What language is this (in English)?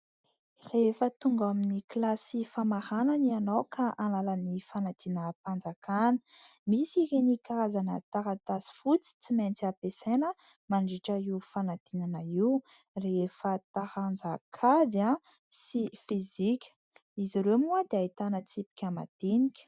Malagasy